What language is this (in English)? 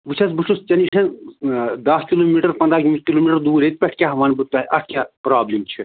Kashmiri